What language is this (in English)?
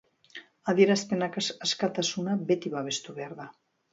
Basque